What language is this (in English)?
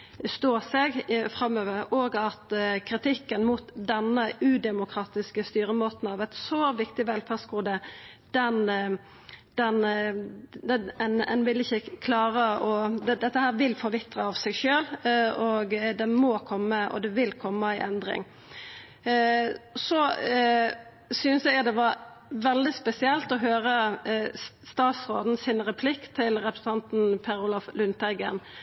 Norwegian Nynorsk